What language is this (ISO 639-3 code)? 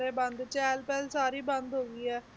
pan